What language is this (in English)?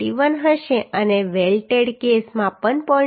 Gujarati